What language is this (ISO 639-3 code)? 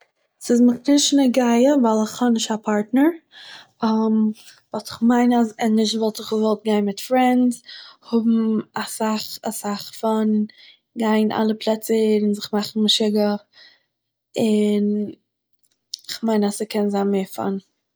yid